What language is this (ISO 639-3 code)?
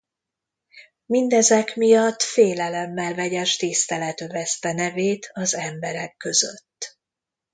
hun